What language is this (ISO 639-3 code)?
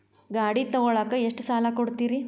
kan